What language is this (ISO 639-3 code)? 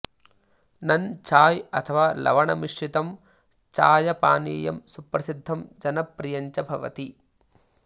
san